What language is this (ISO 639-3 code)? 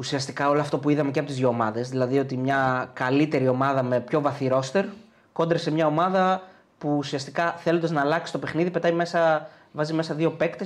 ell